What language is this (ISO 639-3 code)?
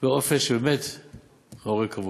heb